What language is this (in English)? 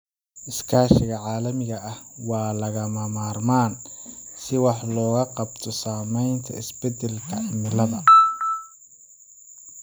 Somali